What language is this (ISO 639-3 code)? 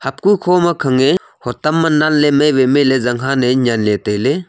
nnp